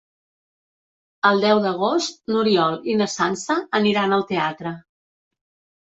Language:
Catalan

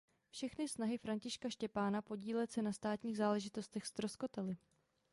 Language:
Czech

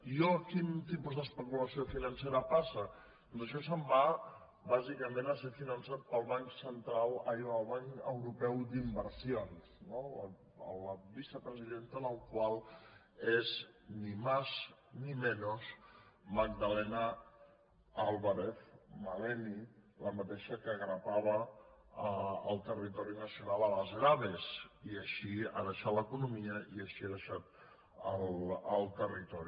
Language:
Catalan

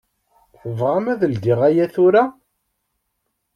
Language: Kabyle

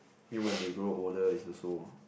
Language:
English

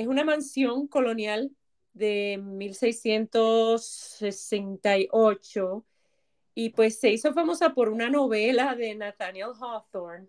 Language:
Spanish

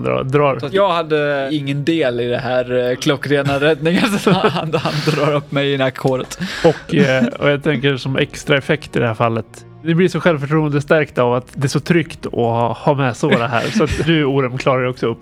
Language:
Swedish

